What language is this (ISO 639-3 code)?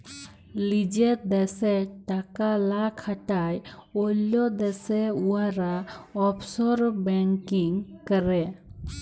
ben